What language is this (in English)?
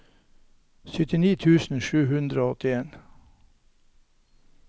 Norwegian